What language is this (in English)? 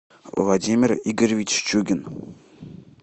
Russian